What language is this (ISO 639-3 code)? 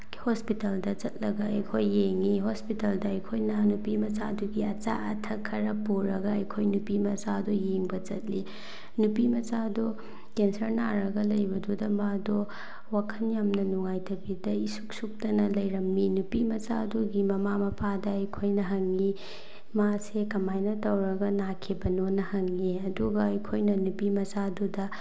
mni